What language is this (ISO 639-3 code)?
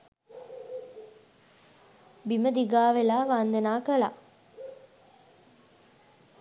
sin